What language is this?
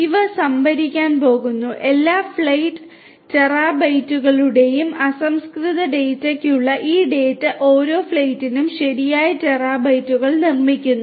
Malayalam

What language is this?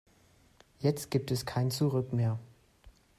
German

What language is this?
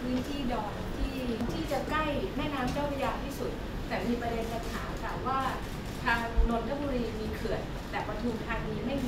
Thai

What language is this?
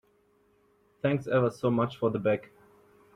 English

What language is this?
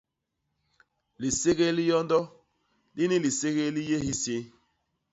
Basaa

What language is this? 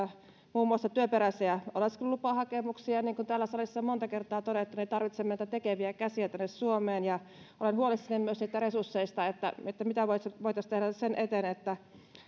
Finnish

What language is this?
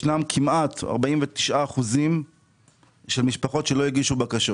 Hebrew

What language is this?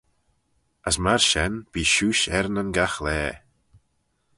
Manx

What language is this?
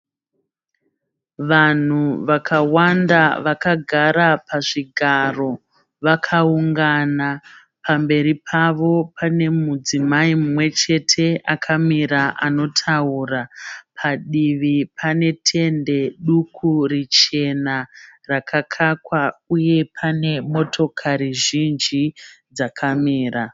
Shona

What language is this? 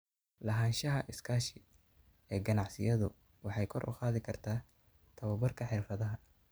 Somali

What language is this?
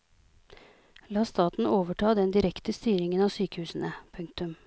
Norwegian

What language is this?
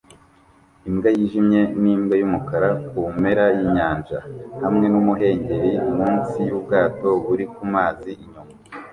Kinyarwanda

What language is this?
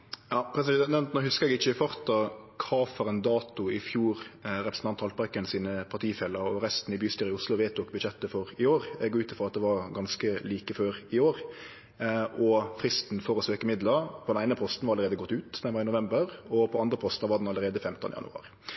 Norwegian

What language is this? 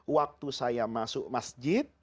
Indonesian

